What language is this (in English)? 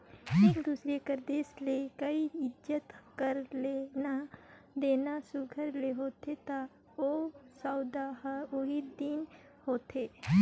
Chhattisgarhi